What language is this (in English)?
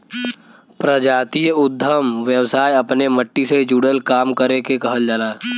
Bhojpuri